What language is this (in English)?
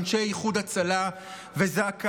Hebrew